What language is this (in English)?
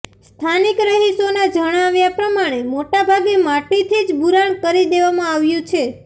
Gujarati